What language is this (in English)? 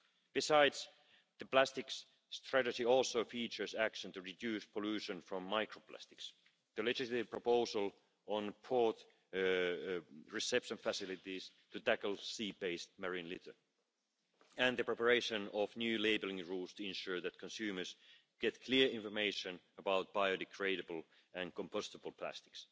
English